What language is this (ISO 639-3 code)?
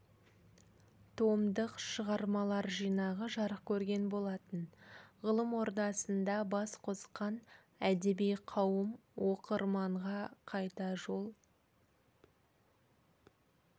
kaz